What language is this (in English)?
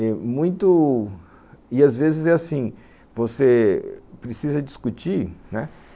Portuguese